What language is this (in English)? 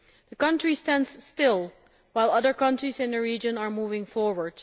English